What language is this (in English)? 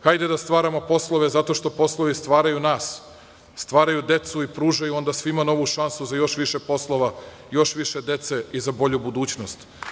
Serbian